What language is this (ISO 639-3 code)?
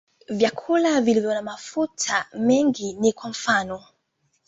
swa